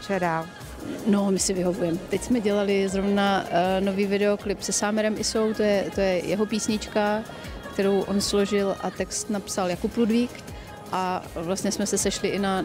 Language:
Czech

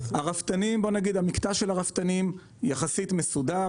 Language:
Hebrew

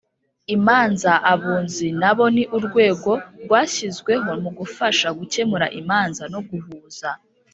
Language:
Kinyarwanda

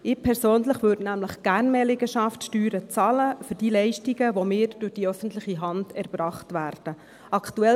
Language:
Swiss German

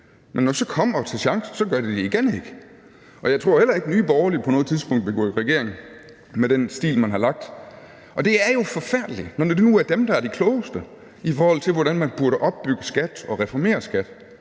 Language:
Danish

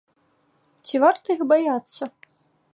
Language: Belarusian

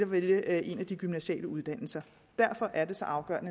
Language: Danish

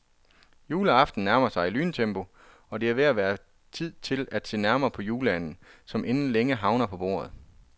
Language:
Danish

